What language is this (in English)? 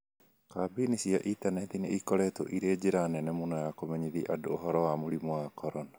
Kikuyu